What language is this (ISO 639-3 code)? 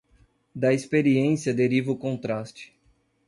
por